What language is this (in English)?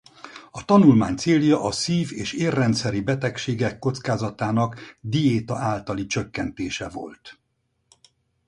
Hungarian